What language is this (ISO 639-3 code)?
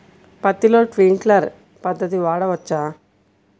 tel